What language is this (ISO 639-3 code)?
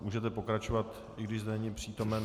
ces